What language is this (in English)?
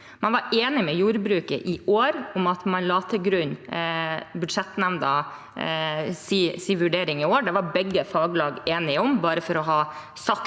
Norwegian